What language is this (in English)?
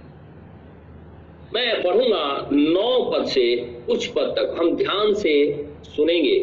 Hindi